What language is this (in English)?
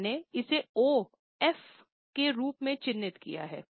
Hindi